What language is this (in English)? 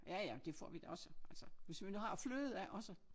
Danish